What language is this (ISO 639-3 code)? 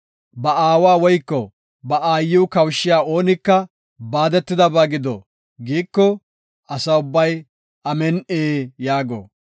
gof